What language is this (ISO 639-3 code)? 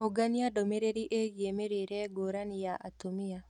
kik